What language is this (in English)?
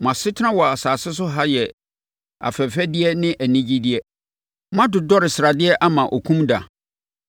Akan